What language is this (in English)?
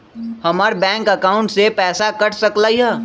Magahi